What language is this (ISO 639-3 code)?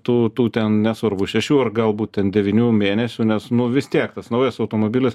lit